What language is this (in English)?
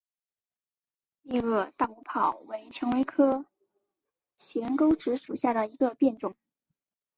Chinese